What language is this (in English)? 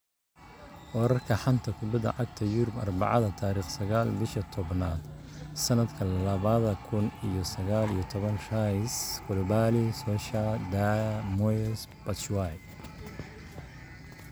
Somali